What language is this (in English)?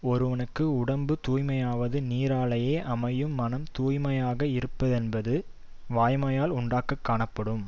Tamil